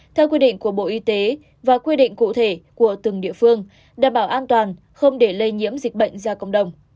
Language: Vietnamese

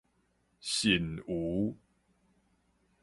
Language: Min Nan Chinese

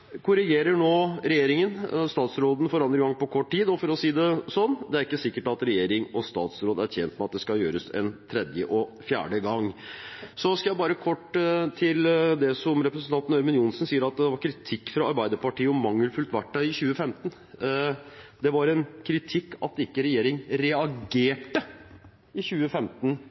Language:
Norwegian Bokmål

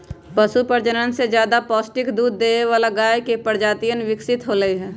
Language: Magahi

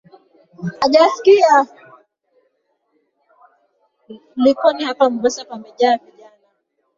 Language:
Swahili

